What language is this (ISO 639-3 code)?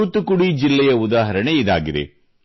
kan